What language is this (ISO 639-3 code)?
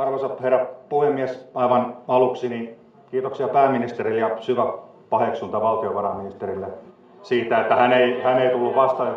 fin